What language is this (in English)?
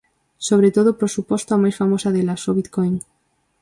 Galician